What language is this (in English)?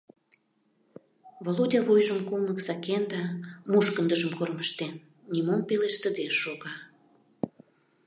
Mari